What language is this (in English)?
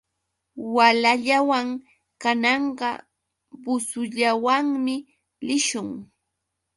Yauyos Quechua